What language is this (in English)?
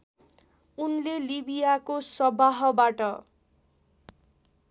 Nepali